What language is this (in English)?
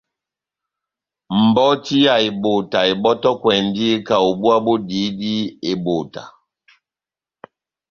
Batanga